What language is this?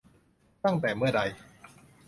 Thai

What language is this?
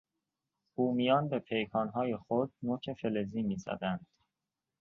Persian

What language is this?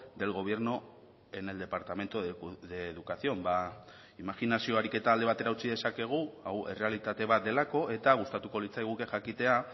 Basque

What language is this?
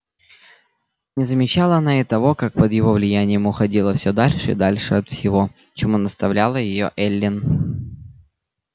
Russian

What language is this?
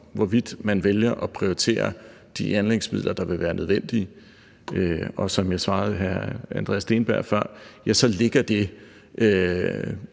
Danish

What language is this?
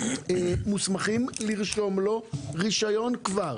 Hebrew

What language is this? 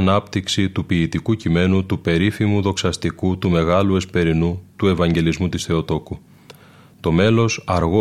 Greek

